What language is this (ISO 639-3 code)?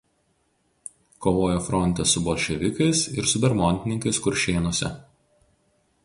lit